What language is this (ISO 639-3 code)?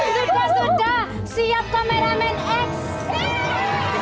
ind